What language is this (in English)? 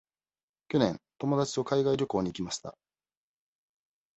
Japanese